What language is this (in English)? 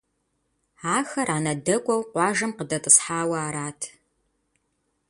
Kabardian